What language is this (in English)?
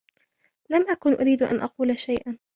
Arabic